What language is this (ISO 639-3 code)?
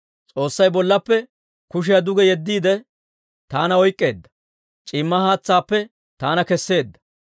dwr